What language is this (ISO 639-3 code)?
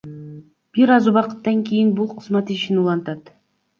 kir